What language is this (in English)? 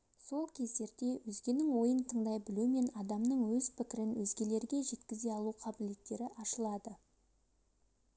Kazakh